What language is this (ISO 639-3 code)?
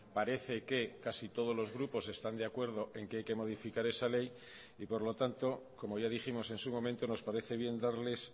spa